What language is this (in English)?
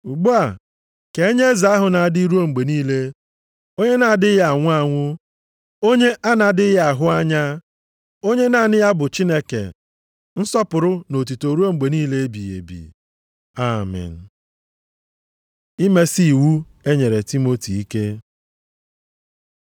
Igbo